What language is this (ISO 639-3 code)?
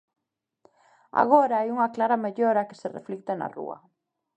glg